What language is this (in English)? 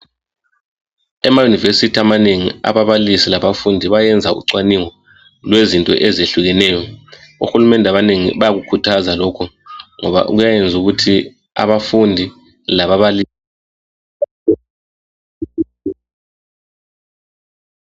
North Ndebele